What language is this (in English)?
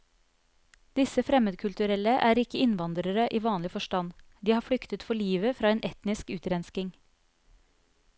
Norwegian